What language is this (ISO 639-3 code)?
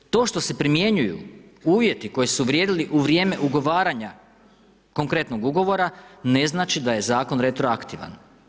hrv